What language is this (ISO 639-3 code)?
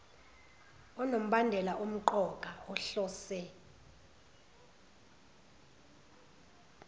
zul